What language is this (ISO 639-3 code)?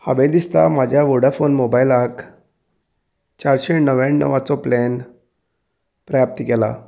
kok